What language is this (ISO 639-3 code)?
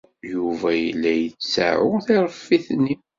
kab